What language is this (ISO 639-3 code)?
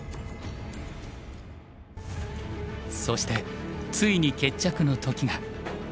jpn